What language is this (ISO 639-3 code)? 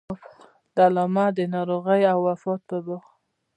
pus